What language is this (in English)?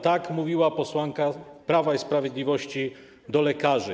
Polish